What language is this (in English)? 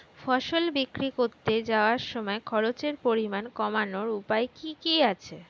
Bangla